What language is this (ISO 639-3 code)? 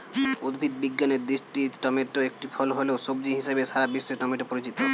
ben